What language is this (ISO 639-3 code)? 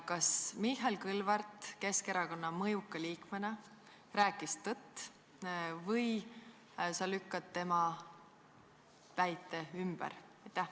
est